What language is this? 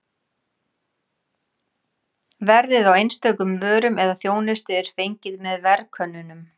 Icelandic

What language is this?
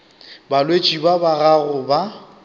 Northern Sotho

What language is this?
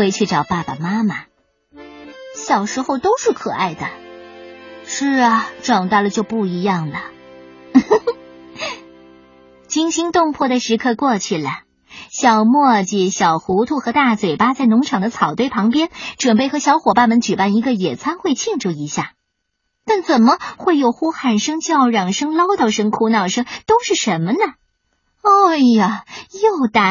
Chinese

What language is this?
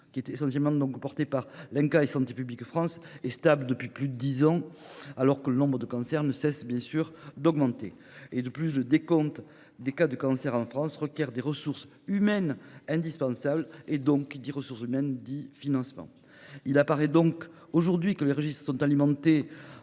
French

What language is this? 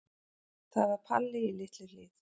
Icelandic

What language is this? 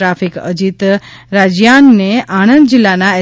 Gujarati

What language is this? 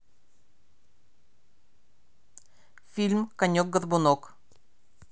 Russian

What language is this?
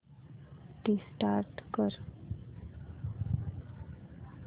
Marathi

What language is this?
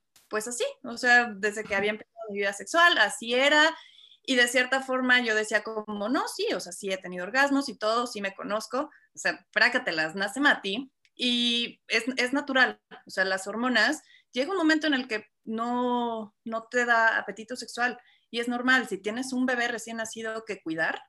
Spanish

